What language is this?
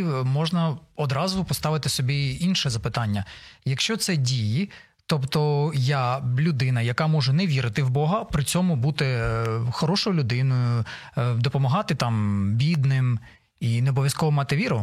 Ukrainian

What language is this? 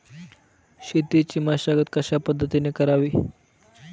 Marathi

